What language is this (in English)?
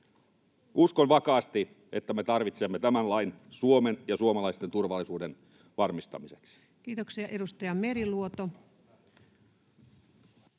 Finnish